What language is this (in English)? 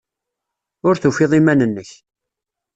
Kabyle